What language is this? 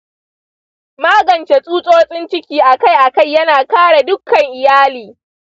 Hausa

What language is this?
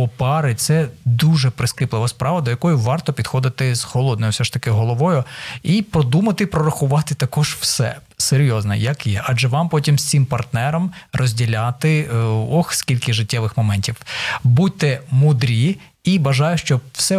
Ukrainian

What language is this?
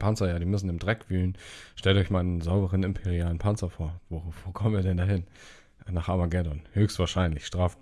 German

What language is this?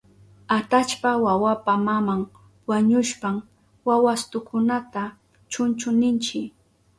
Southern Pastaza Quechua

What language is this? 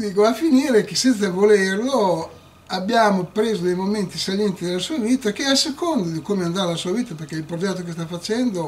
Italian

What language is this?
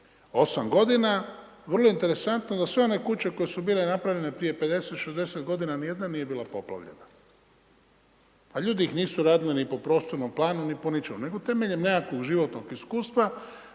Croatian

